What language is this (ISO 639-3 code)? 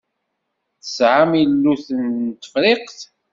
kab